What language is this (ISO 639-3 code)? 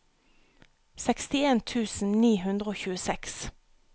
nor